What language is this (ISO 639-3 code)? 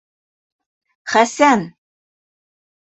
bak